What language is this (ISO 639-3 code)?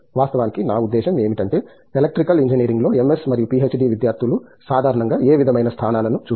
tel